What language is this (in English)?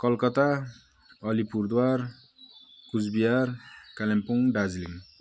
Nepali